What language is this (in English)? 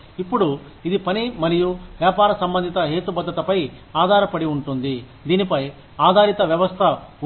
Telugu